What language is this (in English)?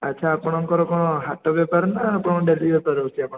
Odia